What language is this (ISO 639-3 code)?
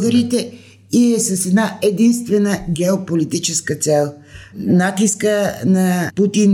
bul